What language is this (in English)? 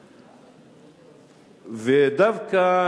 Hebrew